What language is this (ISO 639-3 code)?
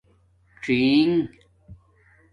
dmk